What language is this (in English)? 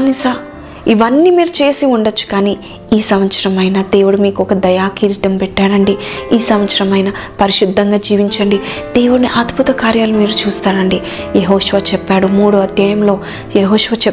Telugu